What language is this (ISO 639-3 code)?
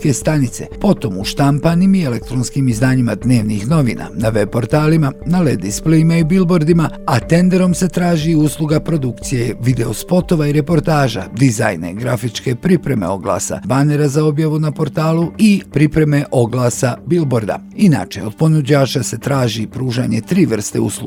hrv